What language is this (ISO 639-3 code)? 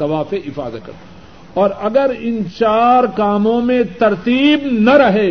urd